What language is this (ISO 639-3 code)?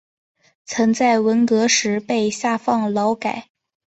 zho